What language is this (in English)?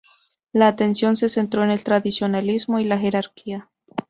Spanish